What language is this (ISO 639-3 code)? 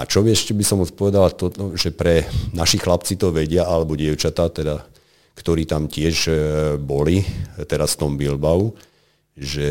slk